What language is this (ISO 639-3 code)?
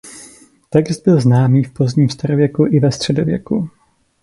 ces